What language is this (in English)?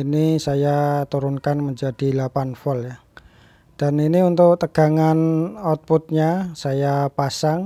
Indonesian